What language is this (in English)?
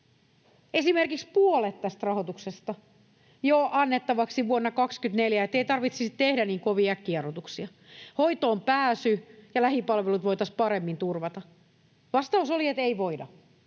Finnish